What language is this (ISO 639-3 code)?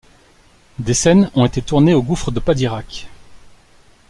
fra